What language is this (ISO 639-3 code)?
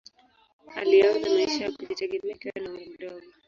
swa